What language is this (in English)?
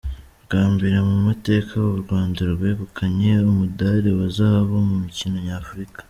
Kinyarwanda